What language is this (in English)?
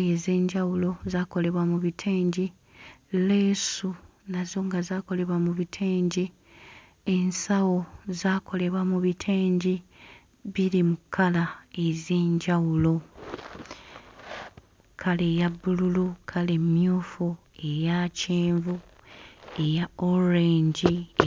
Ganda